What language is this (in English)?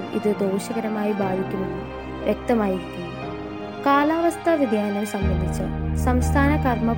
Malayalam